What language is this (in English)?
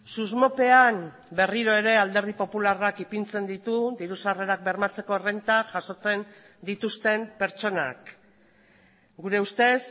Basque